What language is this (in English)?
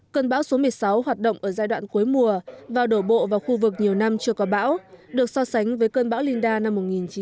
Vietnamese